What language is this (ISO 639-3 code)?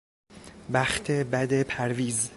fas